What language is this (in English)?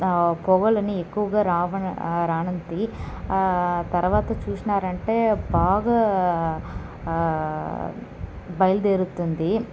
Telugu